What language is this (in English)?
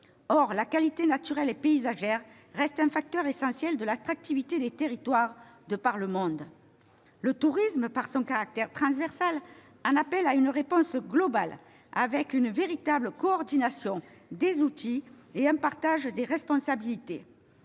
French